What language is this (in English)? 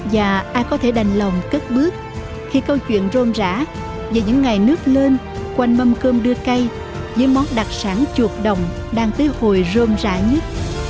Vietnamese